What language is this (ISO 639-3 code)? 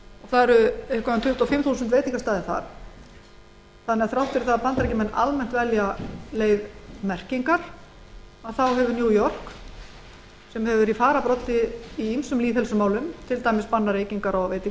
isl